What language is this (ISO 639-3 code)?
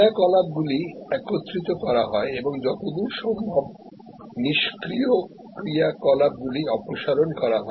ben